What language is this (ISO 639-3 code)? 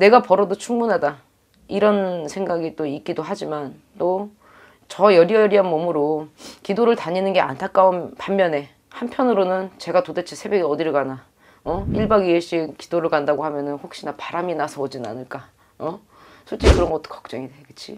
kor